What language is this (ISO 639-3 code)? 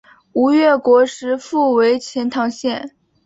zho